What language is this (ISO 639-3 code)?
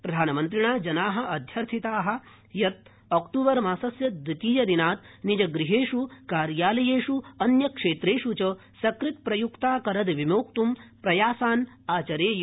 san